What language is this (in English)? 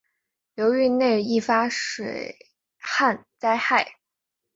Chinese